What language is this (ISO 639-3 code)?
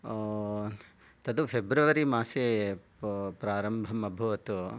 san